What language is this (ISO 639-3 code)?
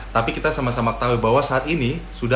ind